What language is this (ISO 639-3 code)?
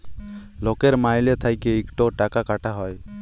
ben